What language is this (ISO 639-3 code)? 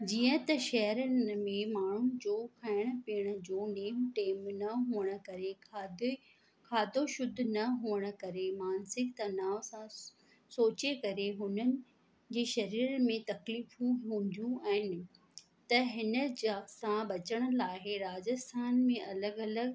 snd